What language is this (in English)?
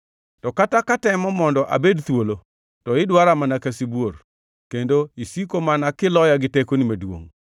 Luo (Kenya and Tanzania)